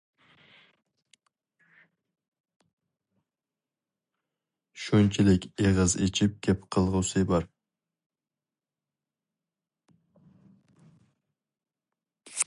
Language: Uyghur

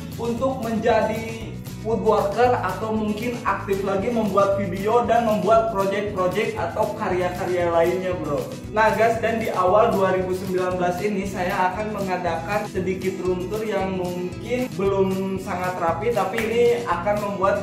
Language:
Indonesian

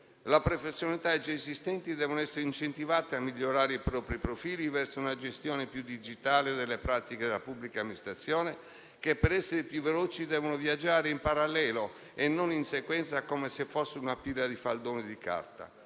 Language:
Italian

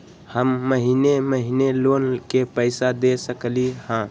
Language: Magahi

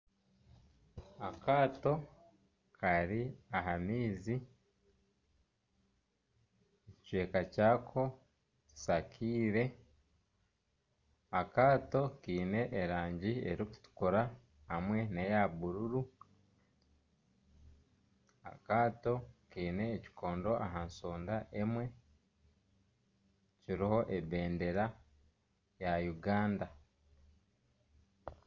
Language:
Nyankole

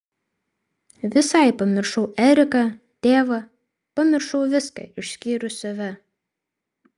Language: Lithuanian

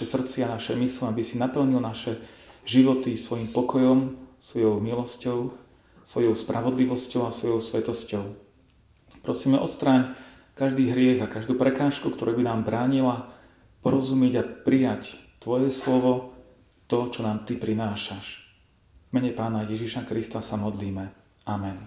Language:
Slovak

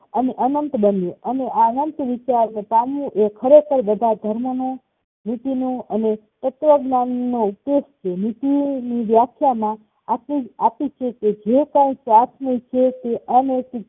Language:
Gujarati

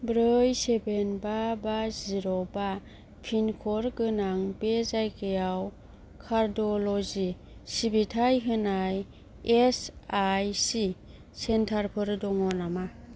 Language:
Bodo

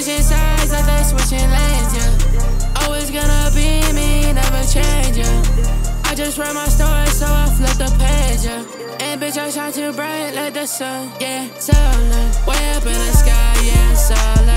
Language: English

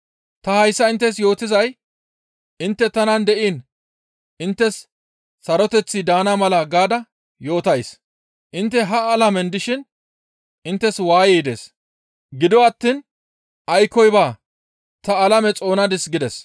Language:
Gamo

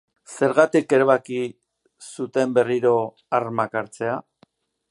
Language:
Basque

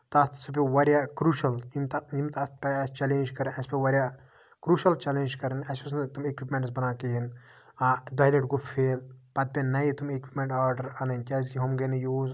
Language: Kashmiri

